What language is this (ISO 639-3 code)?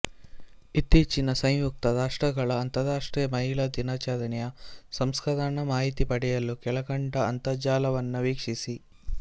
kan